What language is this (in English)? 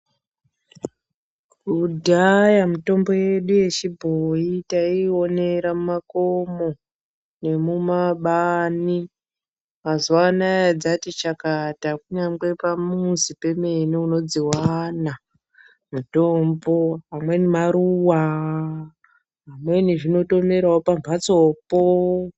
Ndau